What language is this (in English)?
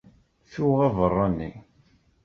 Kabyle